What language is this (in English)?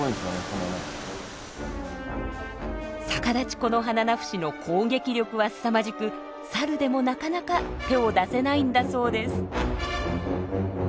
Japanese